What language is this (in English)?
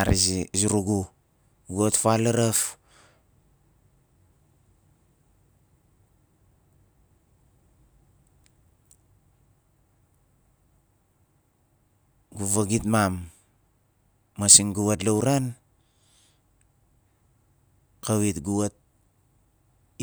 Nalik